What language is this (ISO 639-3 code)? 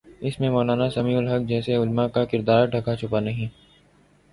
urd